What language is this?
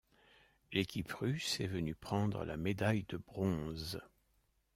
French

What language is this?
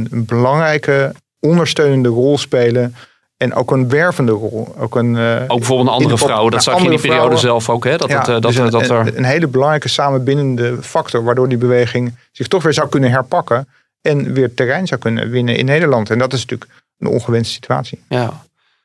Dutch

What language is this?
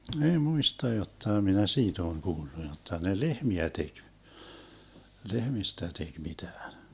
Finnish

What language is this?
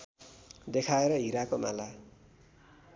Nepali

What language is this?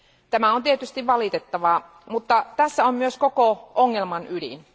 Finnish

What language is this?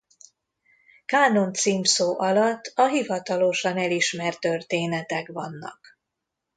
Hungarian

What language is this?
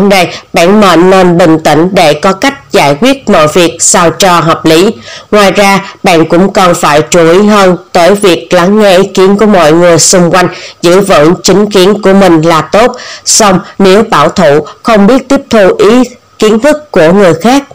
Vietnamese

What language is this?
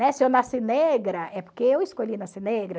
Portuguese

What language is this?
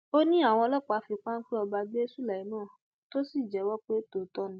Yoruba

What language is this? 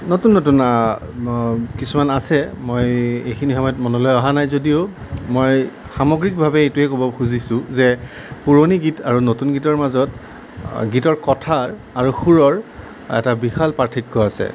Assamese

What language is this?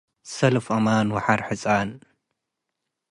Tigre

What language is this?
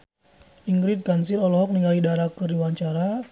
Sundanese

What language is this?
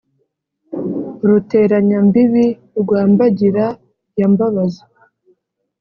Kinyarwanda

